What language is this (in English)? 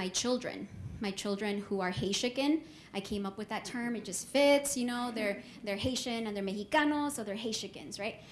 English